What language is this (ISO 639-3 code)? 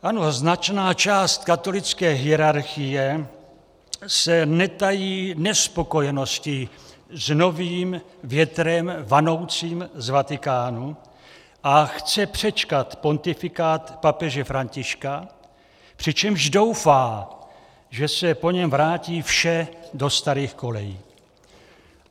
ces